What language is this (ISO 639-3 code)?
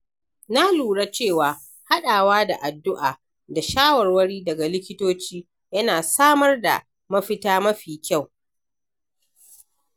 hau